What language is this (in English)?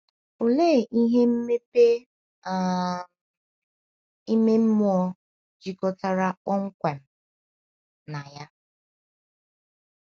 Igbo